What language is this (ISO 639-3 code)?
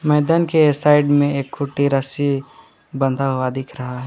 hin